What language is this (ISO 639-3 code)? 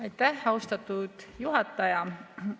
est